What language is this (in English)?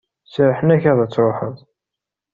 Kabyle